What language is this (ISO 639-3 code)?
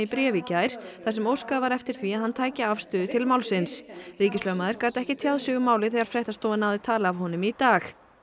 isl